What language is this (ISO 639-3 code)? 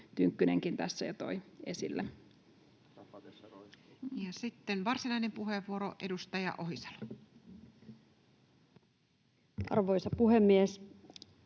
fin